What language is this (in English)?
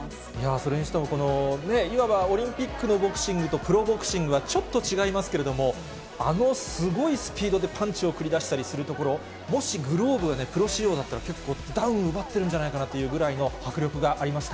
Japanese